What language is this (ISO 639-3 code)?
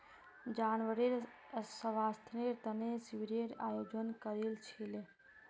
mag